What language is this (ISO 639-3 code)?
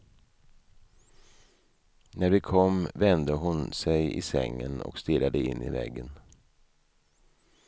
swe